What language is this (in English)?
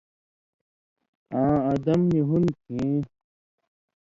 Indus Kohistani